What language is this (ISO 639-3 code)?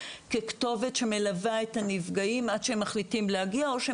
heb